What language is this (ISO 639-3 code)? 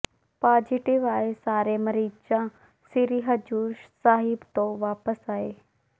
pan